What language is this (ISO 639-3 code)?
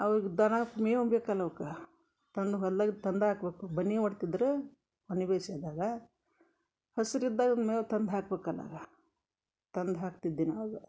kan